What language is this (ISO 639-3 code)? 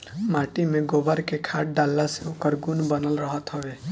bho